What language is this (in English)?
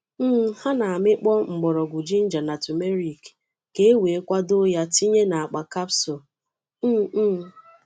Igbo